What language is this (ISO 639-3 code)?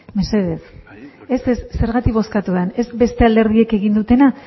eus